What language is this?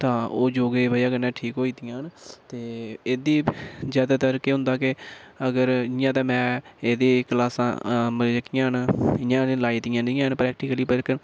Dogri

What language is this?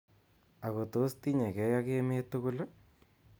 Kalenjin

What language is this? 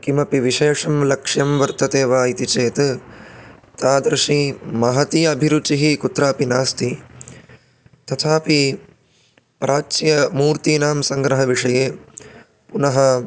Sanskrit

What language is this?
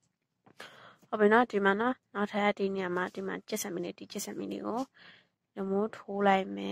Thai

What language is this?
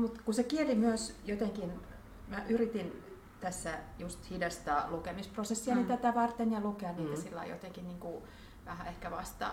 Finnish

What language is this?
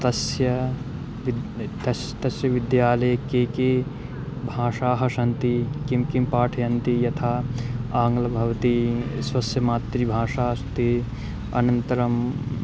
Sanskrit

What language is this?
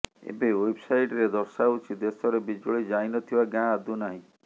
Odia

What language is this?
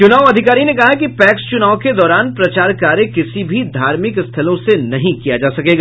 Hindi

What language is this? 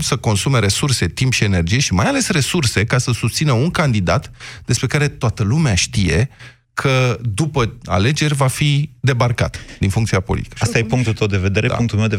Romanian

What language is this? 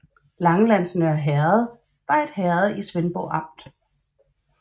Danish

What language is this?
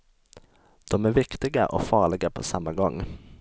Swedish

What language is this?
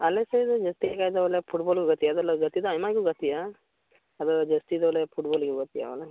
Santali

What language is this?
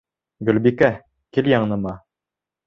Bashkir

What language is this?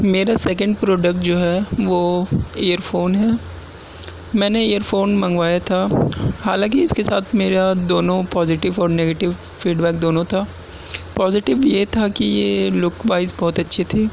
Urdu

